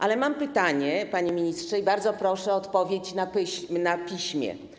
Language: Polish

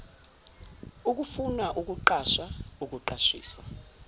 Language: Zulu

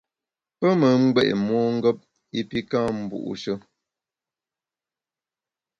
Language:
Bamun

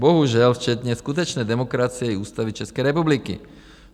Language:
Czech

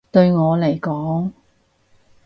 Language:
Cantonese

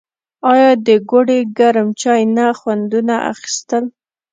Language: Pashto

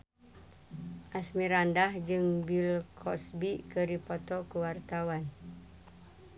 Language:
Sundanese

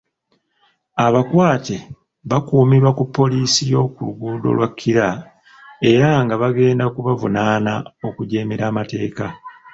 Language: Ganda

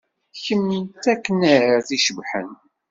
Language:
Kabyle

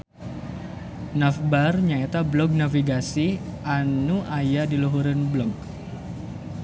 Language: Sundanese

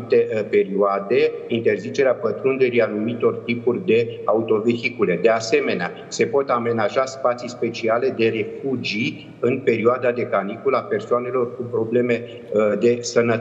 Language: Romanian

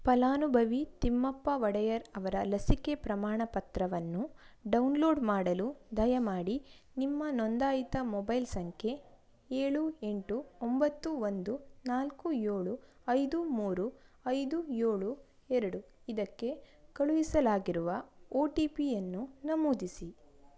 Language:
Kannada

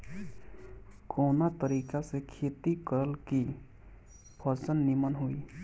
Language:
Bhojpuri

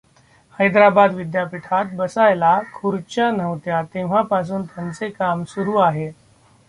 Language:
Marathi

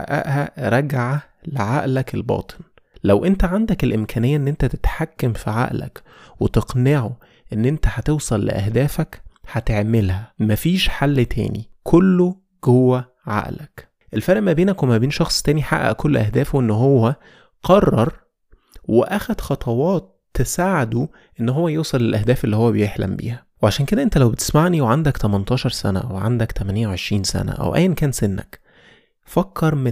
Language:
Arabic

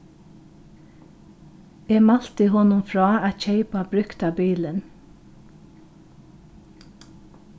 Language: Faroese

